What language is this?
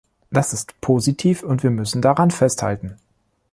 German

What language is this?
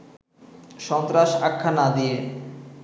Bangla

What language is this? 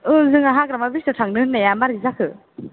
Bodo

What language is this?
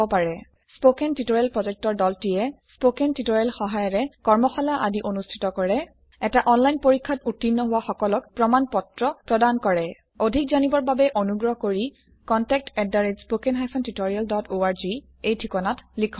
Assamese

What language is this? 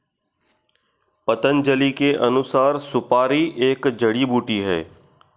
Hindi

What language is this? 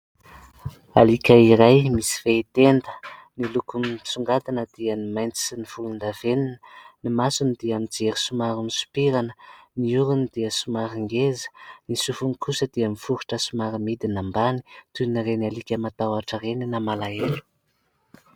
Malagasy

